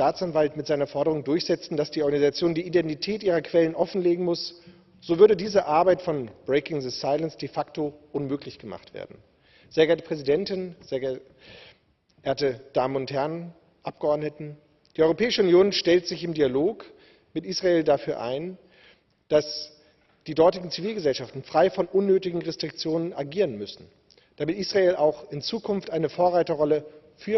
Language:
German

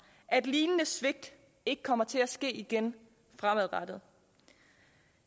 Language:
Danish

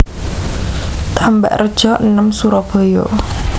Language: Javanese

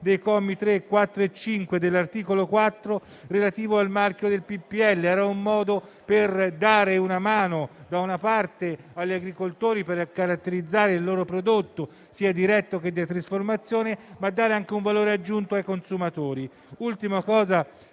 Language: Italian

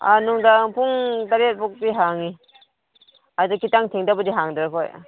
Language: Manipuri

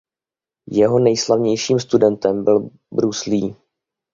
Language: Czech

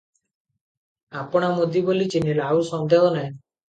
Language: Odia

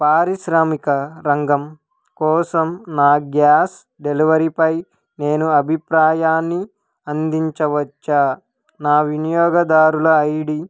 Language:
Telugu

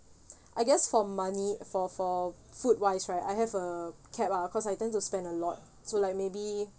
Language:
English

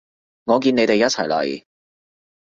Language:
Cantonese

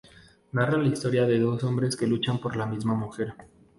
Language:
Spanish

